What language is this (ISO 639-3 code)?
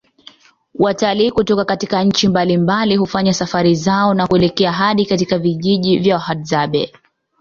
swa